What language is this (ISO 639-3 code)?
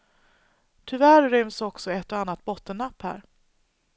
swe